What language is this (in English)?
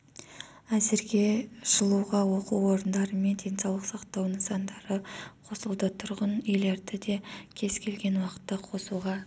Kazakh